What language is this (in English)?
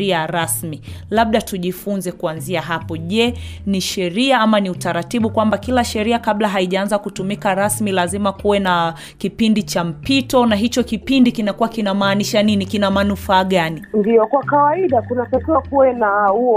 Swahili